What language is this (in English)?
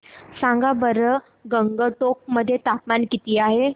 Marathi